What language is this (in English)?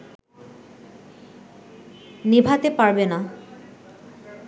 Bangla